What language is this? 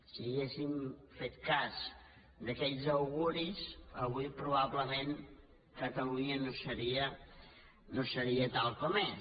Catalan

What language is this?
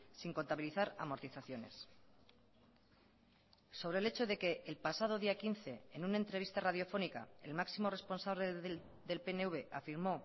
Spanish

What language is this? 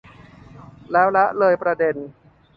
Thai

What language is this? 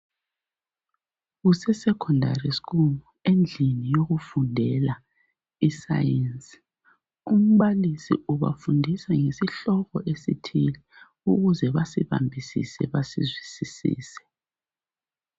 North Ndebele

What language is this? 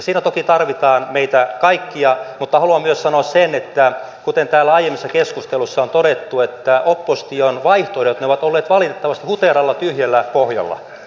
Finnish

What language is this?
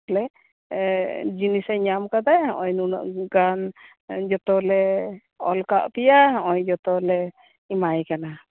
Santali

